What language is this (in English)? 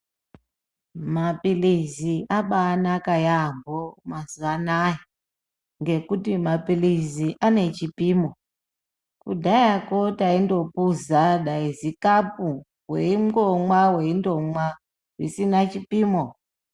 Ndau